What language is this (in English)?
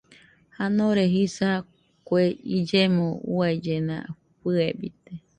Nüpode Huitoto